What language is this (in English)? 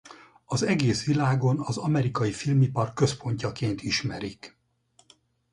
Hungarian